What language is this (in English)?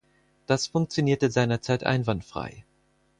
German